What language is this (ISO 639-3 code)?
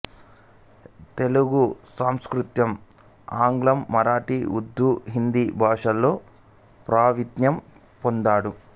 tel